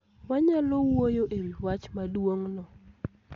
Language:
Luo (Kenya and Tanzania)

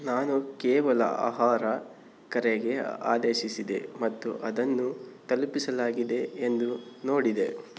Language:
Kannada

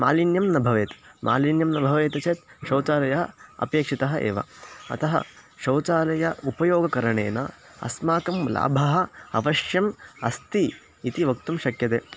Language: Sanskrit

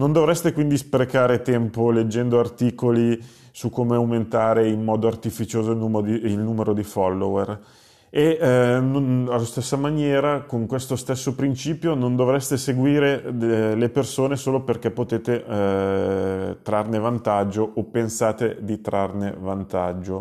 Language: Italian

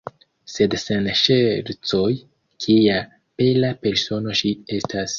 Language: Esperanto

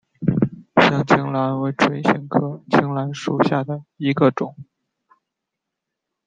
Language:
Chinese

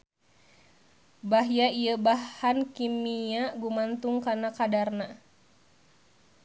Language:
Sundanese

